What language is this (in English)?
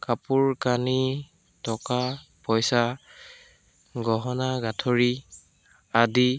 Assamese